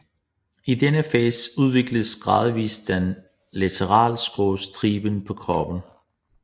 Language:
Danish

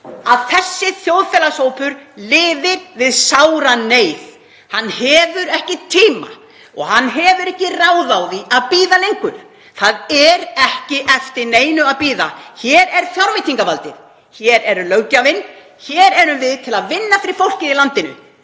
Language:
Icelandic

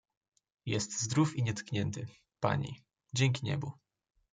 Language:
Polish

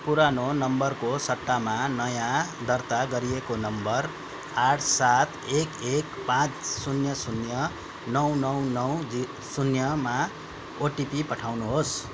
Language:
Nepali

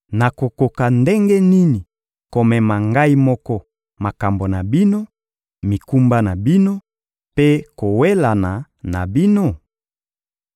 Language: Lingala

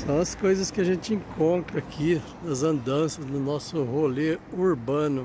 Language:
Portuguese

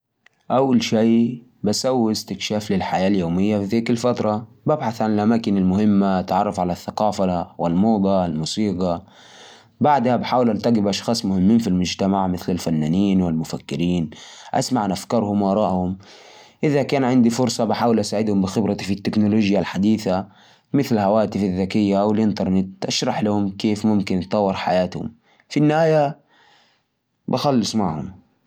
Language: Najdi Arabic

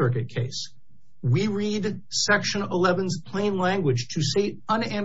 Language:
English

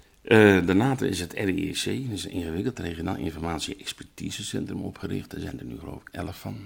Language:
Dutch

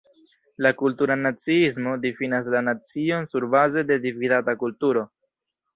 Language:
Esperanto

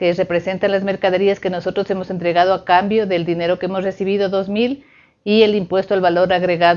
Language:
Spanish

